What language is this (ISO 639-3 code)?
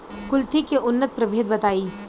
bho